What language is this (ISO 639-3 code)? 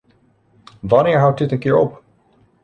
nld